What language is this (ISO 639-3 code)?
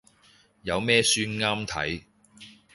yue